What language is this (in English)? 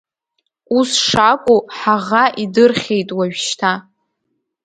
Abkhazian